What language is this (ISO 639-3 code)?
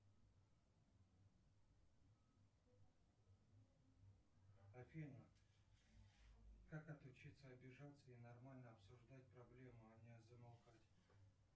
rus